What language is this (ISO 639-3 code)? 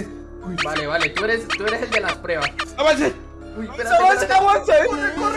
spa